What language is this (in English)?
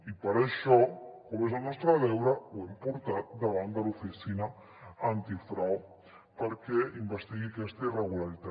Catalan